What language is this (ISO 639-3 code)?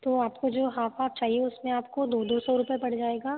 hin